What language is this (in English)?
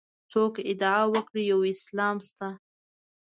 Pashto